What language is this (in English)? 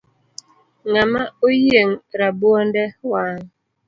Luo (Kenya and Tanzania)